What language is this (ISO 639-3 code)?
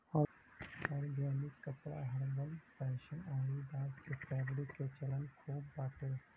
bho